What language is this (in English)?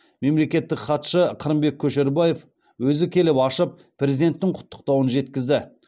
Kazakh